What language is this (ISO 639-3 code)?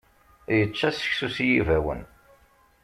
kab